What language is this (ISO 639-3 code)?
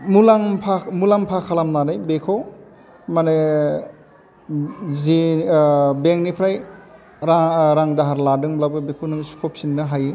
brx